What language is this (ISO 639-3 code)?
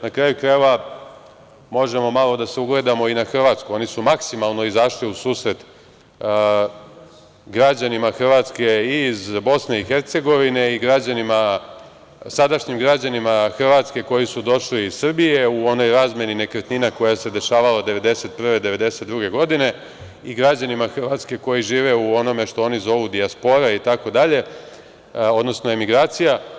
srp